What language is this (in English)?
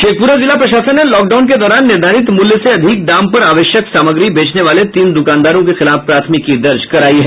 Hindi